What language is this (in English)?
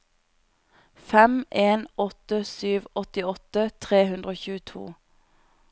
Norwegian